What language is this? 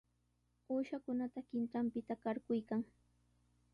Sihuas Ancash Quechua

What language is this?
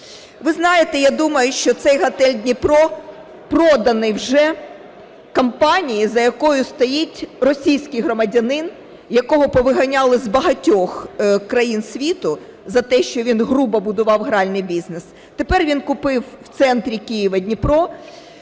Ukrainian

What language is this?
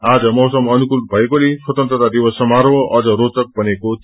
Nepali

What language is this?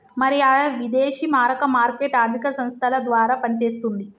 Telugu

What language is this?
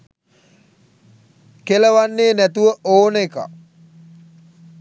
Sinhala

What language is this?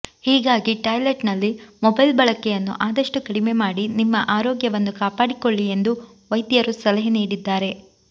Kannada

